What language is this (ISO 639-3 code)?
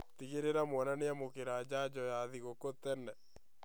kik